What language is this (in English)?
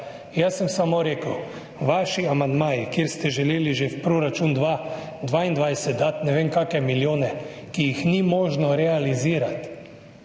Slovenian